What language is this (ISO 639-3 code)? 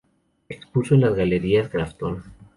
spa